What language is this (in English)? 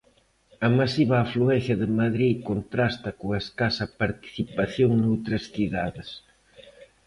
Galician